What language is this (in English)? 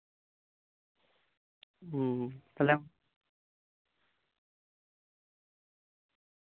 Santali